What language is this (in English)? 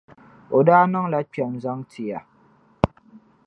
Dagbani